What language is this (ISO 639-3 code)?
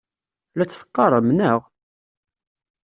kab